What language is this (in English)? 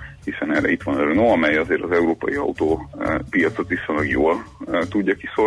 Hungarian